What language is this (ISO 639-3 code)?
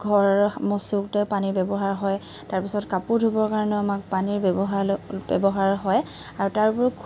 asm